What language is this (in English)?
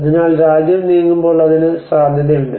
Malayalam